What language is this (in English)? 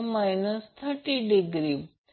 Marathi